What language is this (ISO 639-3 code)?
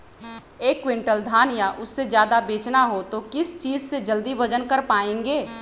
mag